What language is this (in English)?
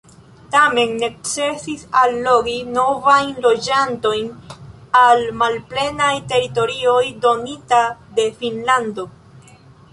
Esperanto